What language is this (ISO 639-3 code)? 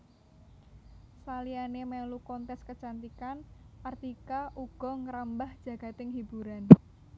jav